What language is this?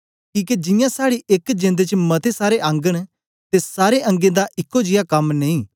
Dogri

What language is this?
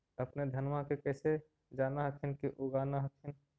Magahi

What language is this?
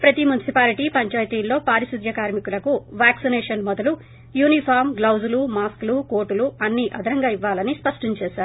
Telugu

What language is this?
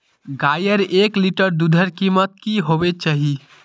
Magahi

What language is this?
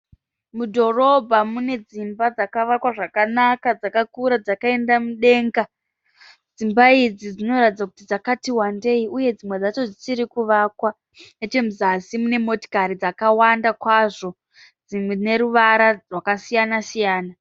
Shona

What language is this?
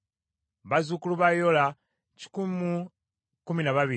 Ganda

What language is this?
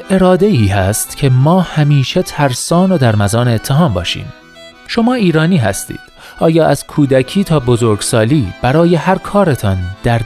Persian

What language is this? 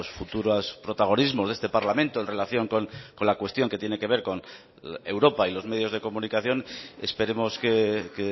Spanish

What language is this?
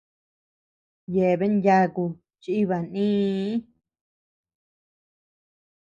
Tepeuxila Cuicatec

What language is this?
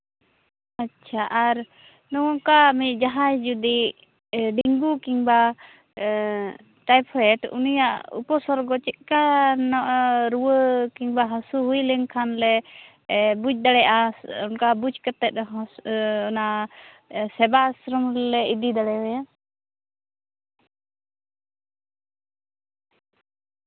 Santali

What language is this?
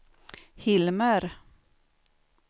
Swedish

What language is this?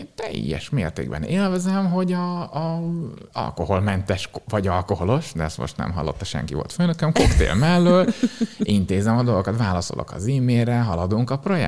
Hungarian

